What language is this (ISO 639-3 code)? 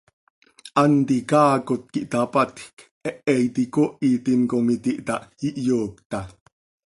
sei